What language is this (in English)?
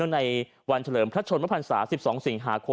Thai